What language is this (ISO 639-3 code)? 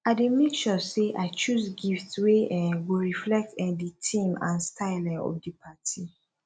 pcm